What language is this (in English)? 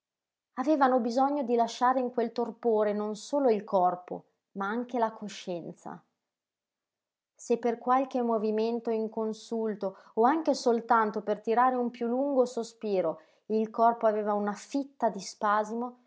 Italian